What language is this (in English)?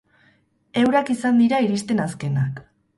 Basque